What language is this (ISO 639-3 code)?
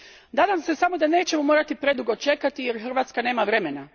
hrv